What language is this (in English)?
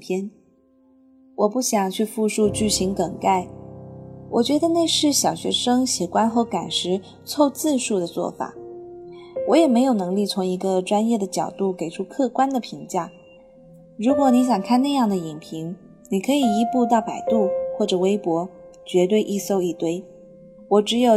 Chinese